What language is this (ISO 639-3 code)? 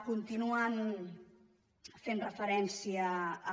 cat